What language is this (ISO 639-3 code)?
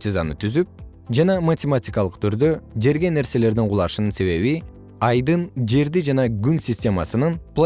kir